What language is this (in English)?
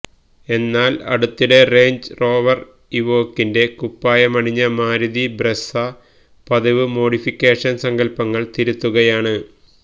Malayalam